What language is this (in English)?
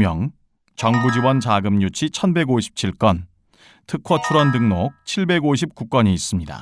Korean